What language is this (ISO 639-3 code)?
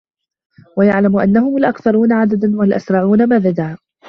ara